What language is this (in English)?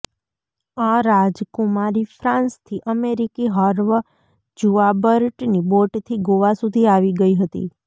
Gujarati